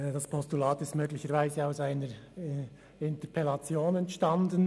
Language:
Swiss German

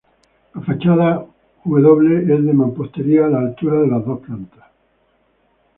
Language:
Spanish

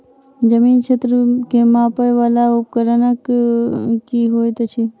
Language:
Maithili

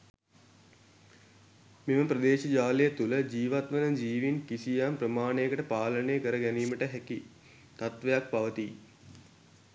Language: Sinhala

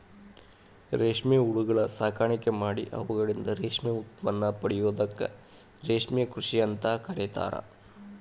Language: Kannada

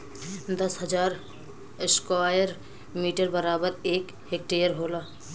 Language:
Bhojpuri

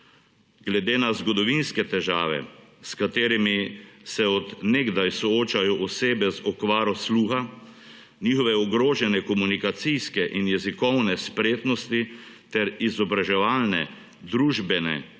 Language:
Slovenian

